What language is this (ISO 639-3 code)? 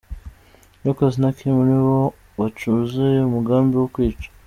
kin